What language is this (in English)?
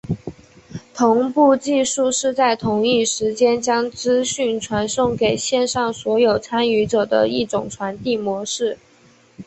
Chinese